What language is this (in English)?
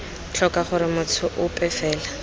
Tswana